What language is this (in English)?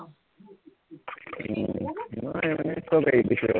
Assamese